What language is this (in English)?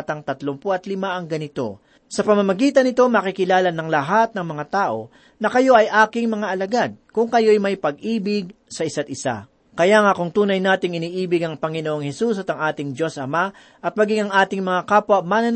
Filipino